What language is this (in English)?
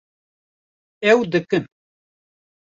Kurdish